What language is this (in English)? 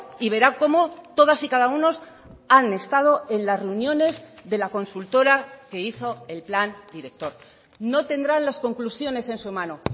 Spanish